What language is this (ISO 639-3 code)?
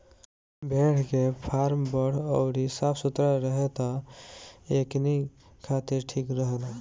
bho